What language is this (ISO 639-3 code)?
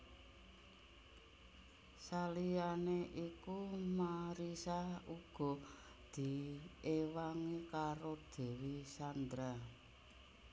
jav